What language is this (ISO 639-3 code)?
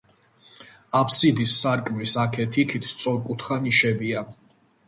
kat